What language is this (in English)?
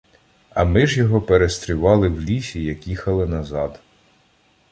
Ukrainian